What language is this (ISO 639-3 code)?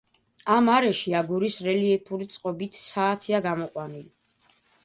kat